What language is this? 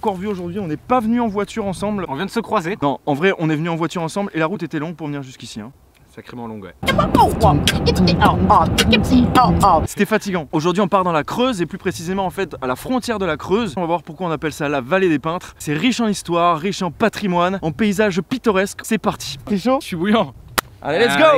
French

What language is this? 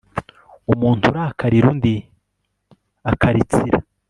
Kinyarwanda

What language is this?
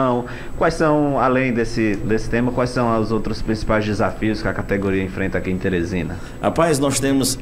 Portuguese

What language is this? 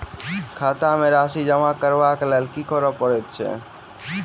Maithili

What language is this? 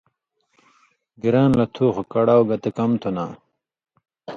Indus Kohistani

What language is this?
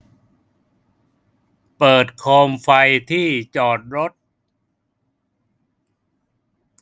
Thai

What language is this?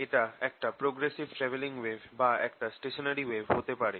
Bangla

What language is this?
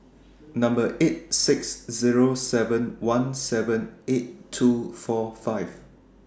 English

